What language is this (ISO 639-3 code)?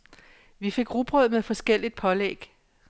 dan